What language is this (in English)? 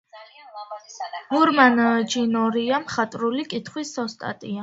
Georgian